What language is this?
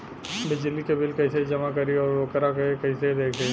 Bhojpuri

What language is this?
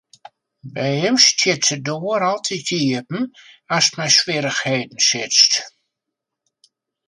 Western Frisian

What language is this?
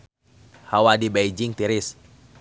Sundanese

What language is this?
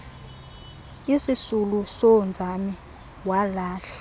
Xhosa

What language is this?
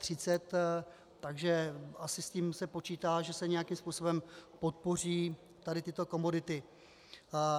Czech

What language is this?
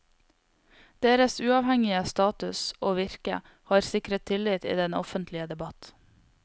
Norwegian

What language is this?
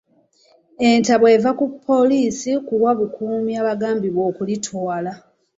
Ganda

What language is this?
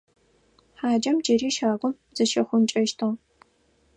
Adyghe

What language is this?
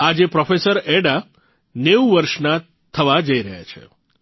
Gujarati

